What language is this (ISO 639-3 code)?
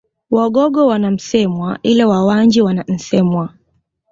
swa